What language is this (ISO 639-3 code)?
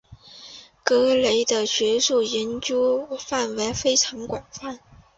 zho